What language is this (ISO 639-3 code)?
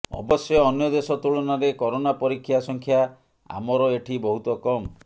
ori